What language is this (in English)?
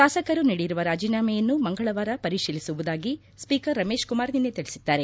Kannada